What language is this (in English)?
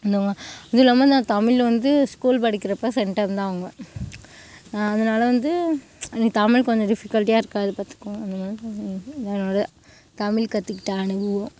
Tamil